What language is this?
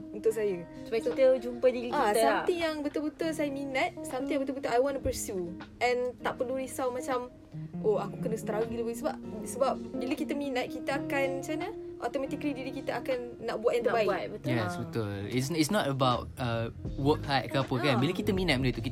Malay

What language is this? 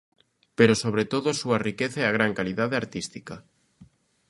Galician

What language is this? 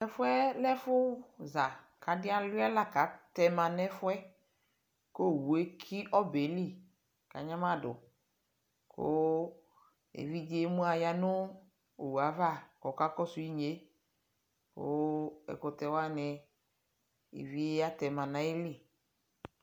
Ikposo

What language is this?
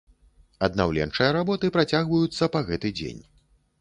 Belarusian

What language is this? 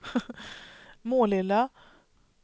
Swedish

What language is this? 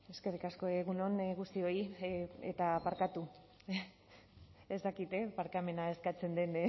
Basque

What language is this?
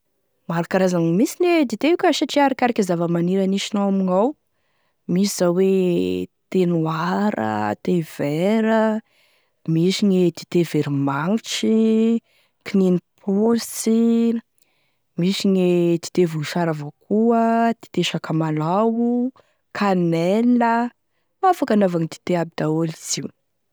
Tesaka Malagasy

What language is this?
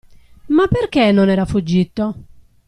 Italian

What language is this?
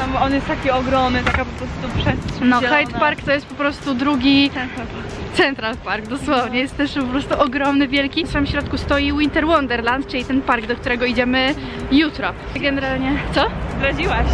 Polish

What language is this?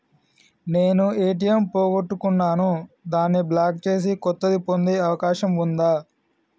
Telugu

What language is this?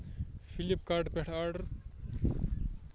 Kashmiri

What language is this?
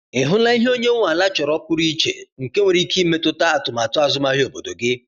Igbo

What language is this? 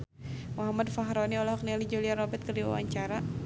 Sundanese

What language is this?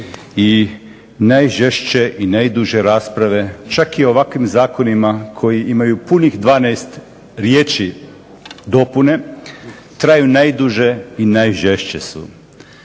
Croatian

